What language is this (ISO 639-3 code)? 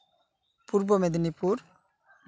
sat